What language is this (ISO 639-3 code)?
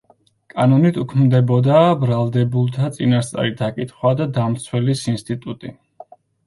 kat